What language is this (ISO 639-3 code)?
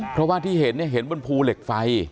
tha